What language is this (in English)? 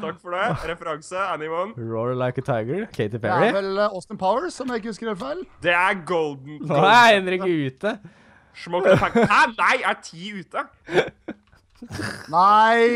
Norwegian